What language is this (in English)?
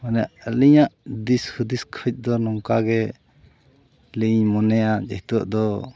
Santali